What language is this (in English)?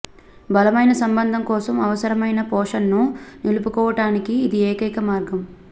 Telugu